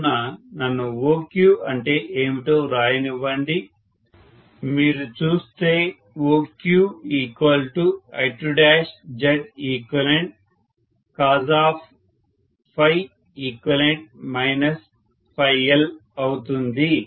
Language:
Telugu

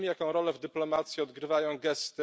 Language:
Polish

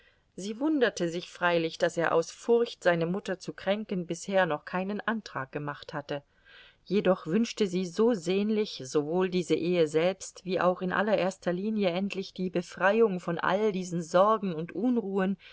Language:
German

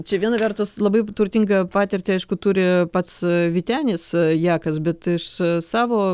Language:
Lithuanian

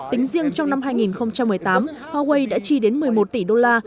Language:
Vietnamese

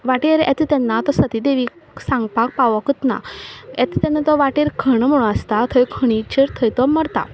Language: Konkani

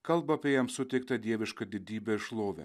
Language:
Lithuanian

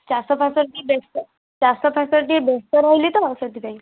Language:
Odia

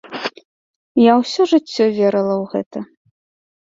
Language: Belarusian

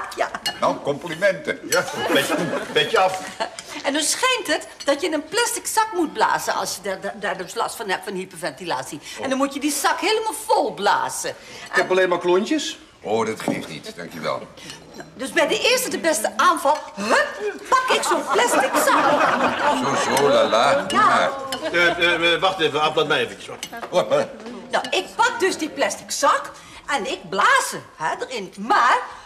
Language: Dutch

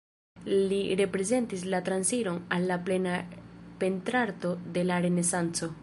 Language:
Esperanto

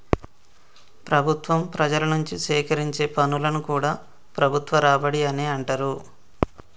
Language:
Telugu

